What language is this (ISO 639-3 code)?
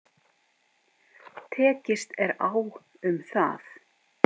isl